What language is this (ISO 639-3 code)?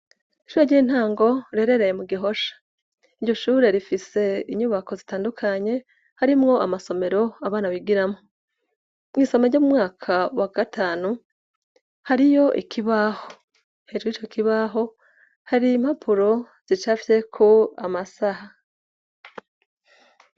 run